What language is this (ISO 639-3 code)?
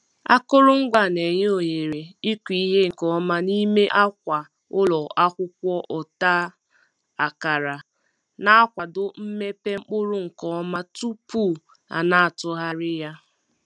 ibo